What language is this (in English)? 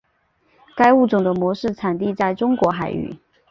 Chinese